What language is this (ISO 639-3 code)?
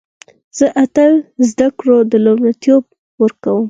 pus